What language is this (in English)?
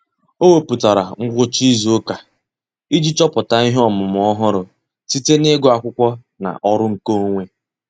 Igbo